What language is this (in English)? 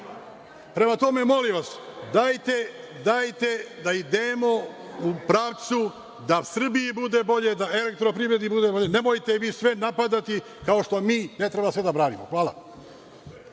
Serbian